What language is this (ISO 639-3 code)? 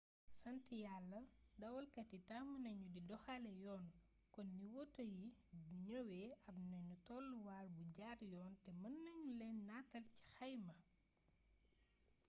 wol